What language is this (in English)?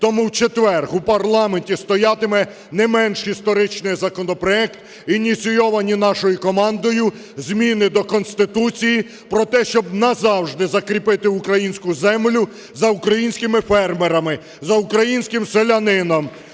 Ukrainian